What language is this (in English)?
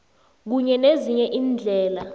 South Ndebele